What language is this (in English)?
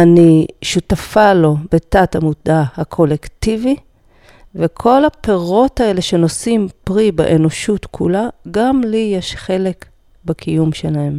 Hebrew